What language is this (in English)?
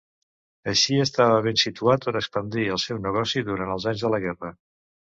Catalan